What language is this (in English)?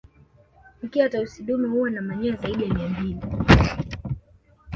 Swahili